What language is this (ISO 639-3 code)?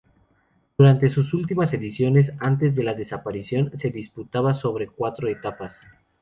spa